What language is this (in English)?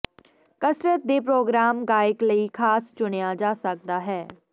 Punjabi